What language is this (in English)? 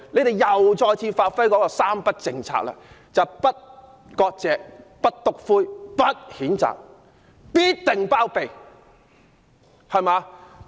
Cantonese